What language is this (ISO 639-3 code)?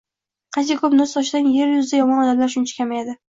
uzb